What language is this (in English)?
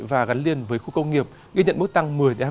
Vietnamese